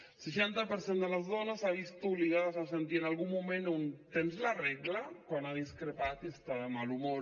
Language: Catalan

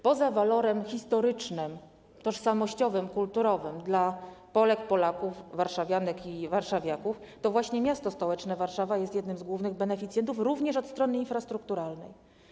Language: Polish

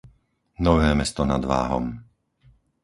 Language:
Slovak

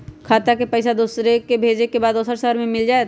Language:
Magahi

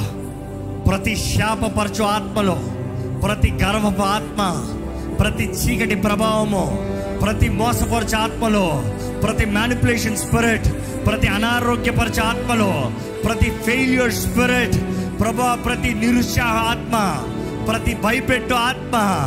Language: Telugu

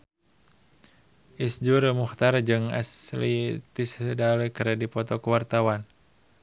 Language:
Sundanese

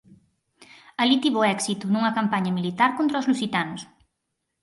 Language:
Galician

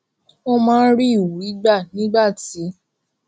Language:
Yoruba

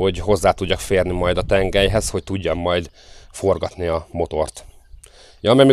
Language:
Hungarian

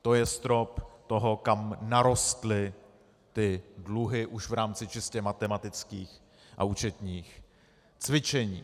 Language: Czech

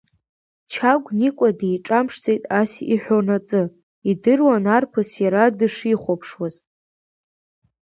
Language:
Abkhazian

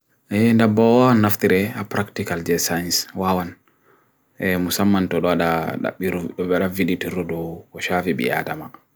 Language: Bagirmi Fulfulde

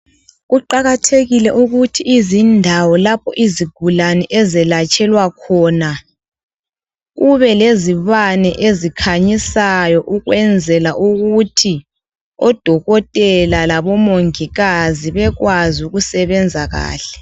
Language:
North Ndebele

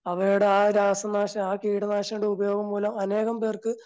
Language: Malayalam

